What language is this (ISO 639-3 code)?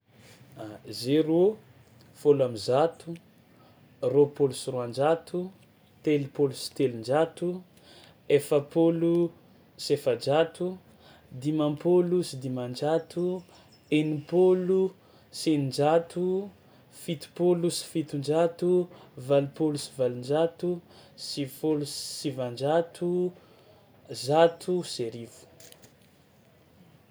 xmw